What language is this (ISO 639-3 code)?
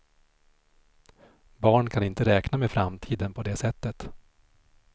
swe